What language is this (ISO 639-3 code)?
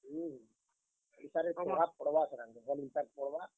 ori